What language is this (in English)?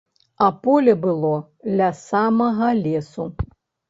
Belarusian